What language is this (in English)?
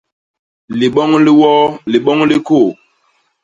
Basaa